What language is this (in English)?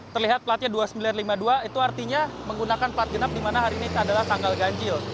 Indonesian